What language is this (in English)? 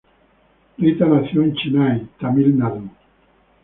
Spanish